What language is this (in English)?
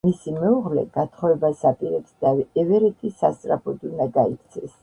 Georgian